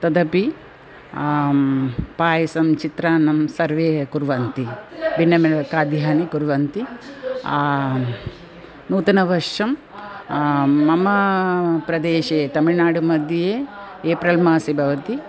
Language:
Sanskrit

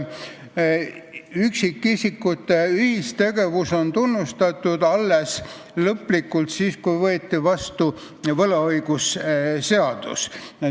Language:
Estonian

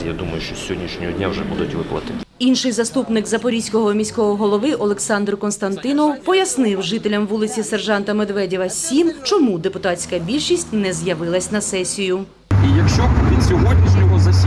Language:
Ukrainian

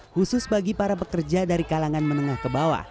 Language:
Indonesian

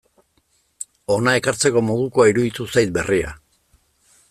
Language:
Basque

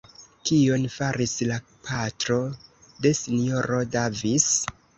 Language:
Esperanto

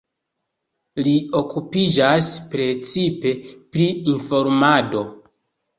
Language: Esperanto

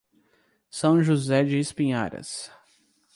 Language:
Portuguese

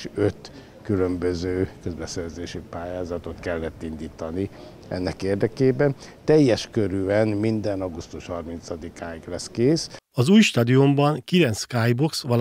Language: Hungarian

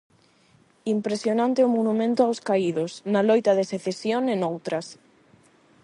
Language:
Galician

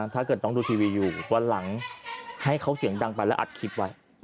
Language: Thai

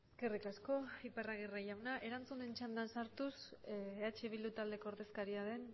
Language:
Basque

